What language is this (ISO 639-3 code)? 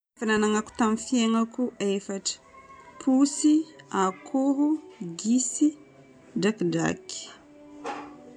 bmm